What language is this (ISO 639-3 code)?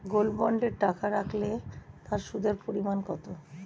ben